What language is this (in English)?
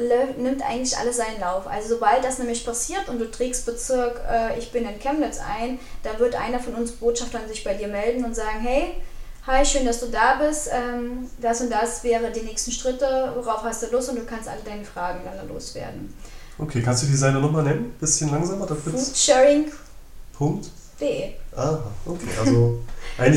German